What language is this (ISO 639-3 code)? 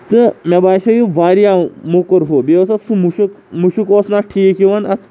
kas